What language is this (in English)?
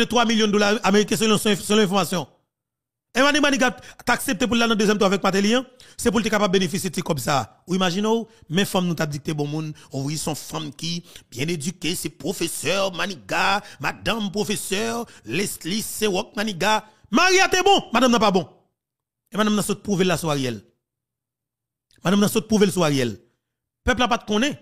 French